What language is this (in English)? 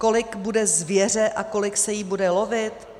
Czech